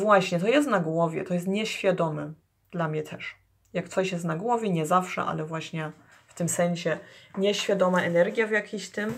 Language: Polish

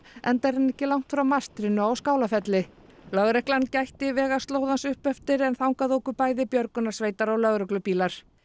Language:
Icelandic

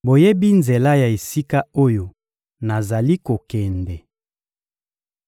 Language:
Lingala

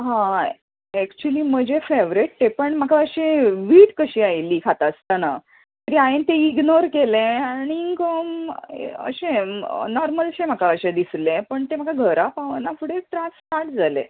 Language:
Konkani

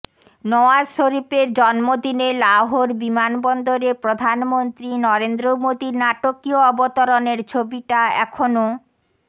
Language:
Bangla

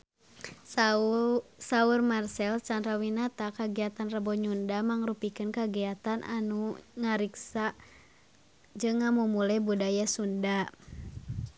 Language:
Sundanese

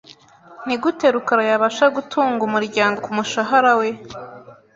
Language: Kinyarwanda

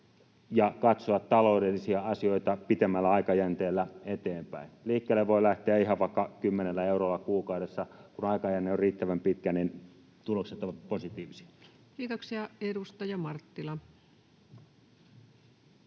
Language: Finnish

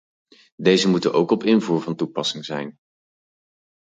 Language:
Dutch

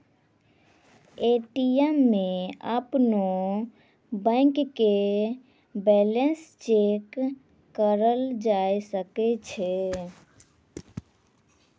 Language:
Maithili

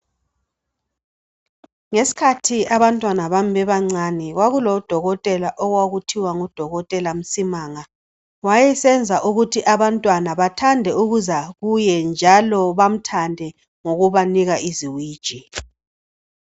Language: North Ndebele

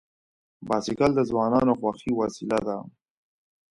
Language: Pashto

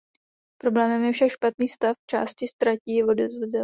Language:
Czech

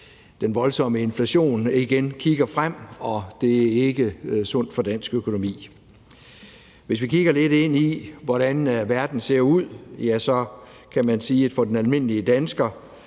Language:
Danish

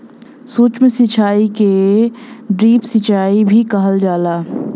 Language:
Bhojpuri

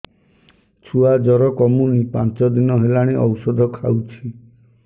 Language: Odia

